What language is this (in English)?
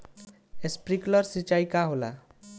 Bhojpuri